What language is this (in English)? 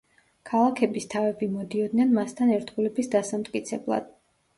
Georgian